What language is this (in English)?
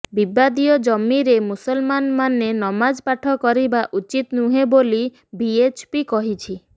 Odia